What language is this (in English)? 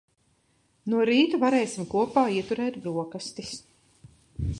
Latvian